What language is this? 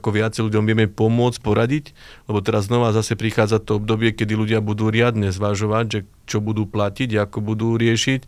Slovak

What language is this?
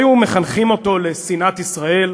Hebrew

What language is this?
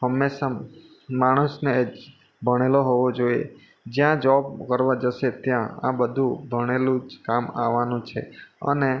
Gujarati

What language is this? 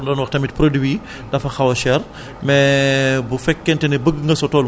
Wolof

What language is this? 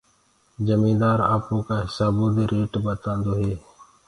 Gurgula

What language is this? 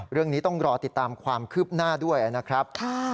Thai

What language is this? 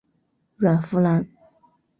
Chinese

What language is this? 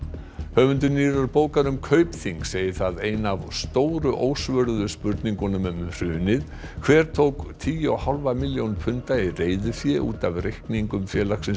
Icelandic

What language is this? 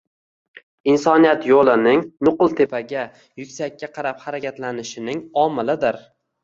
Uzbek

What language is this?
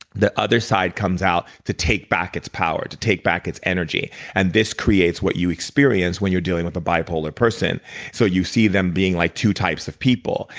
English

